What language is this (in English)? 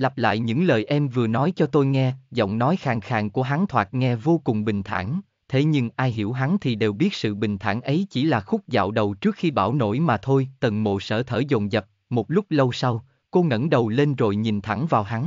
Vietnamese